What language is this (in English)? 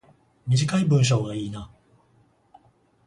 Japanese